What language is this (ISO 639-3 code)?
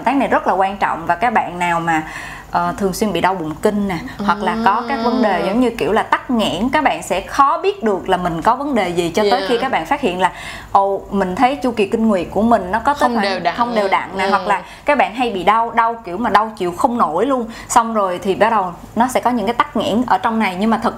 vie